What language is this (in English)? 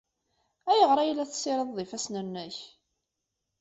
Kabyle